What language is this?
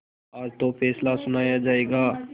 Hindi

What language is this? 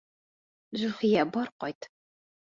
Bashkir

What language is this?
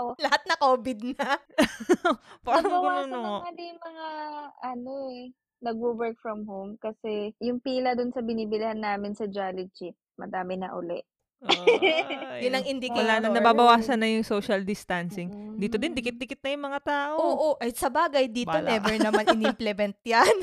Filipino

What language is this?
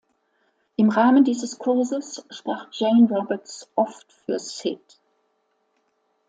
German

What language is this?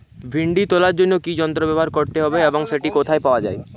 Bangla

